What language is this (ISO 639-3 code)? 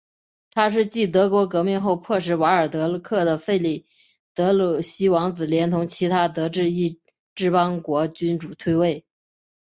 zho